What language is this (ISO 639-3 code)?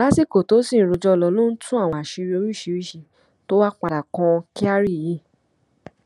yor